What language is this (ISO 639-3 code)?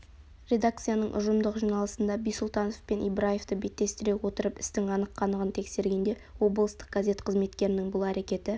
kaz